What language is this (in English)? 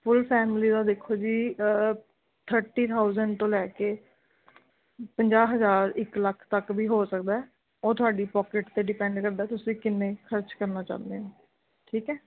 Punjabi